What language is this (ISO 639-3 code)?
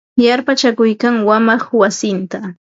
qva